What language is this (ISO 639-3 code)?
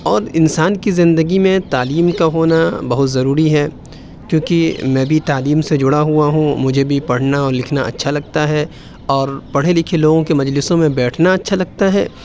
urd